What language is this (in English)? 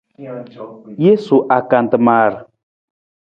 Nawdm